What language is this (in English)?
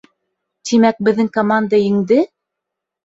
Bashkir